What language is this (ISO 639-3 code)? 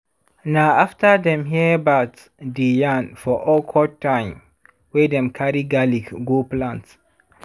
pcm